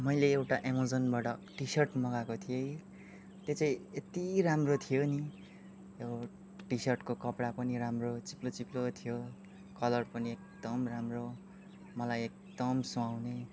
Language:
Nepali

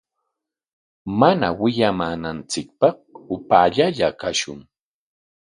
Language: Corongo Ancash Quechua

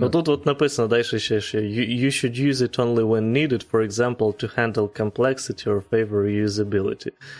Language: Ukrainian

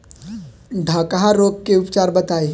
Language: Bhojpuri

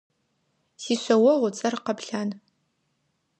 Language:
Adyghe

